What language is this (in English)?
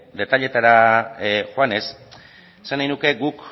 Basque